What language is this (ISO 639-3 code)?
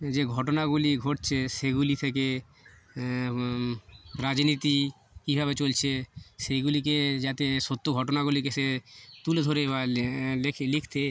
ben